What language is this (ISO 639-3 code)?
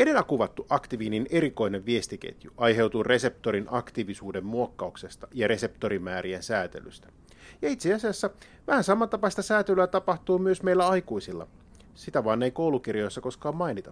fin